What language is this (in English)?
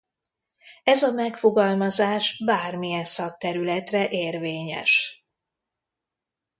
Hungarian